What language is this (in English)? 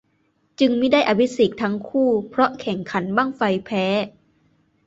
Thai